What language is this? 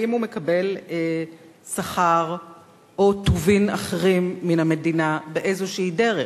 Hebrew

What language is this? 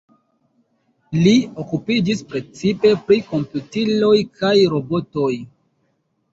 Esperanto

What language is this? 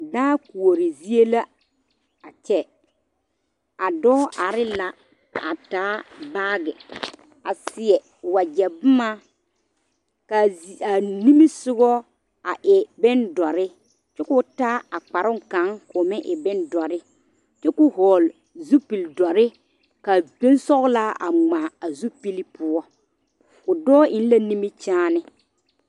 Southern Dagaare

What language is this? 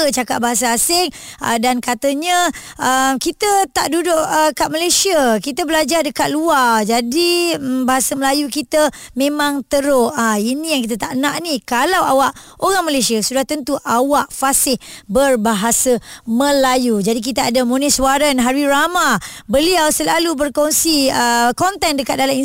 Malay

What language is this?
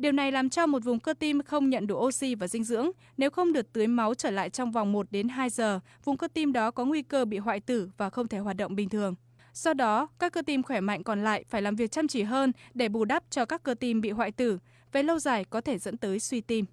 Vietnamese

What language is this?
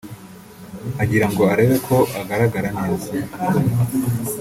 Kinyarwanda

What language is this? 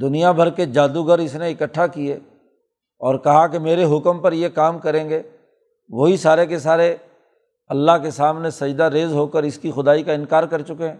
Urdu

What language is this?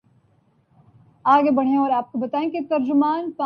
Urdu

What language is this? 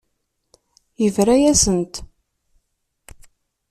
Kabyle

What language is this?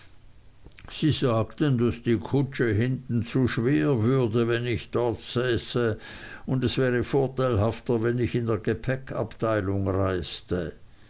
German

